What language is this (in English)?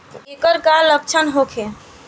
Bhojpuri